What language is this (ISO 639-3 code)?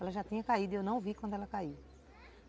por